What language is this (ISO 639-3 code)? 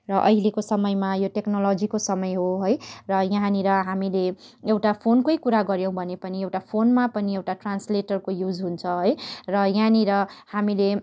nep